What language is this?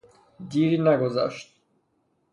Persian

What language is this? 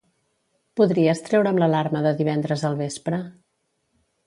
Catalan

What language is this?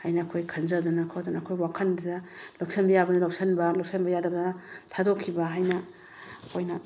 Manipuri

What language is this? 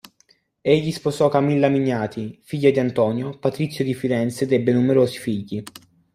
Italian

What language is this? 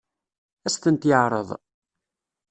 Kabyle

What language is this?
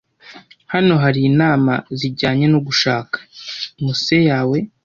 Kinyarwanda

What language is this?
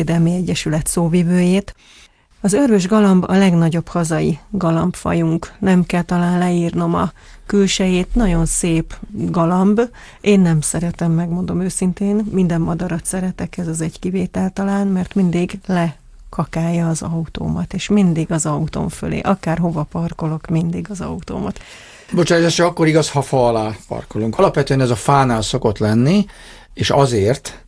Hungarian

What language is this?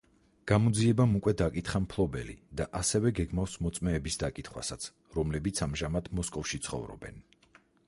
Georgian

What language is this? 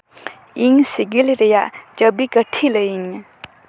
Santali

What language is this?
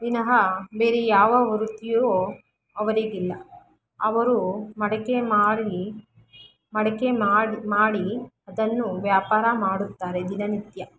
Kannada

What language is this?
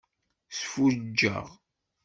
Kabyle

